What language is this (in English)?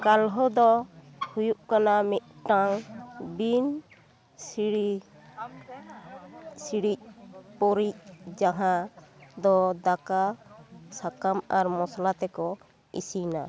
Santali